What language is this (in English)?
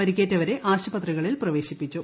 Malayalam